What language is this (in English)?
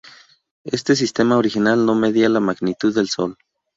Spanish